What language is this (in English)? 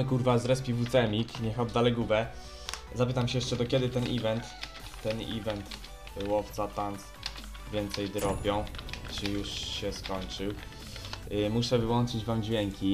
Polish